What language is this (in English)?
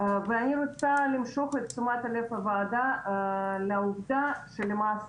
Hebrew